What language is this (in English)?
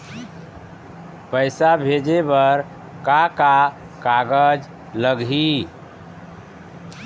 Chhattisgarhi